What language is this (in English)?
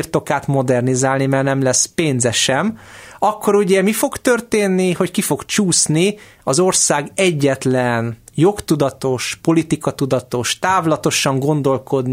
Hungarian